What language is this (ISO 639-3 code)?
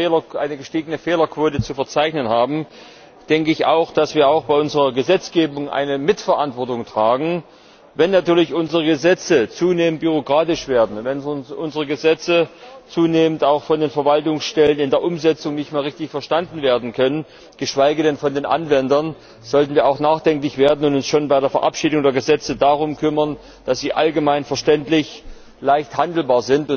deu